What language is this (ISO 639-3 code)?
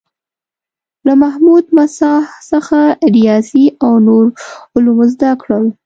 pus